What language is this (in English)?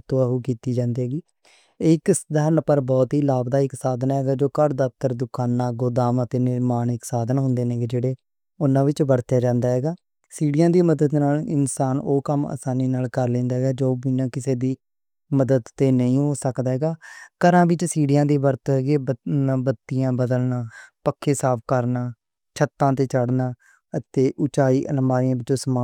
Western Panjabi